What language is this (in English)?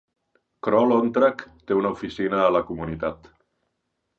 Catalan